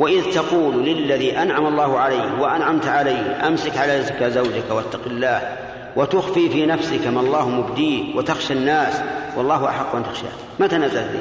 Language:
Arabic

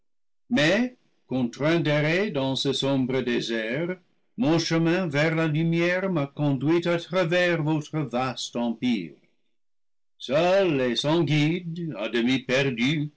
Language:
French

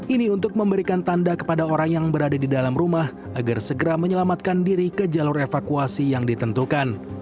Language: Indonesian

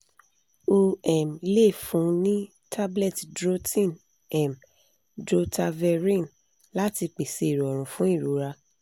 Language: Yoruba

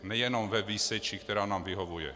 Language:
Czech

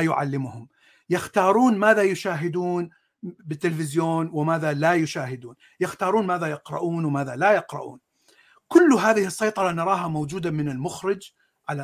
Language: Arabic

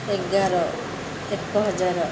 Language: Odia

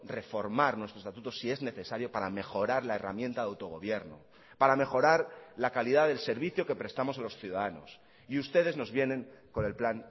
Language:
Spanish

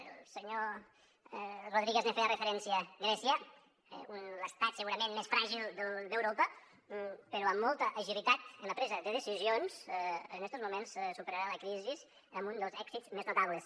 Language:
Catalan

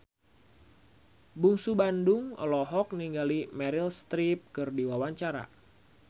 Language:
Sundanese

